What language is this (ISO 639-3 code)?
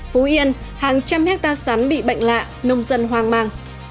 vie